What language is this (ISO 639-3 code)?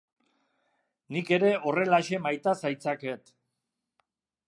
eus